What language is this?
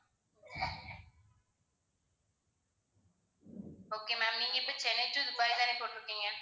Tamil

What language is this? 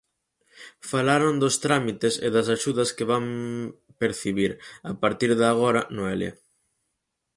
Galician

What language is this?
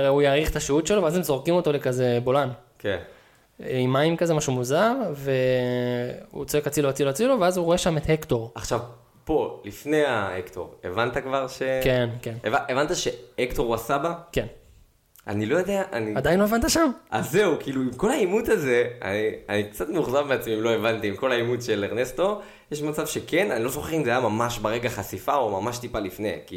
Hebrew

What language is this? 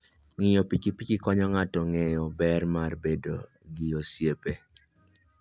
Luo (Kenya and Tanzania)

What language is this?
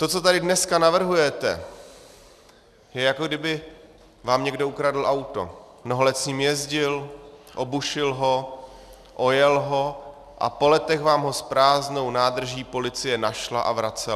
Czech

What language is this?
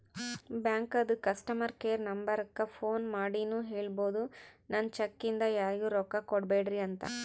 Kannada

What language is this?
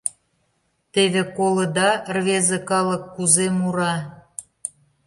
Mari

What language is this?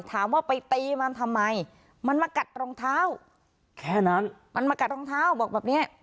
Thai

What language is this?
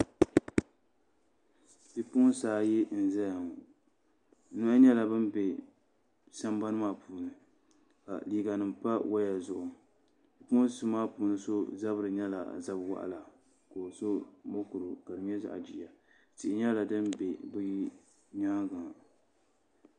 Dagbani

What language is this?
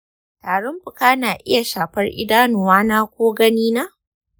Hausa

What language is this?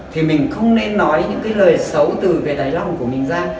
Vietnamese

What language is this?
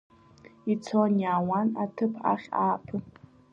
Abkhazian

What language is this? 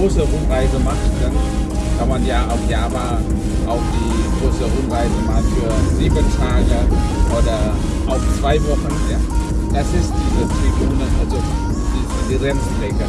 German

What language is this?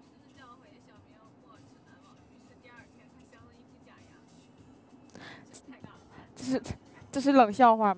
Chinese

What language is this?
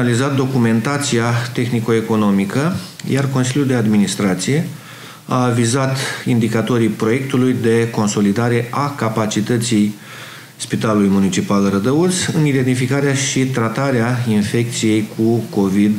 Romanian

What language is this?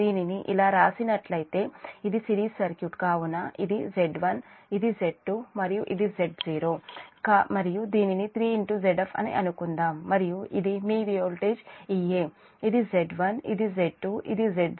Telugu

